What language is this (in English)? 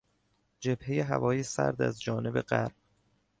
Persian